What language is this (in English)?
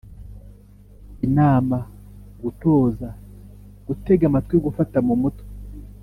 Kinyarwanda